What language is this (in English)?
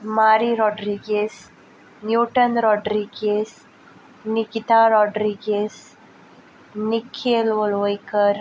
Konkani